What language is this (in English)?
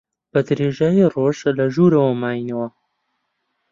Central Kurdish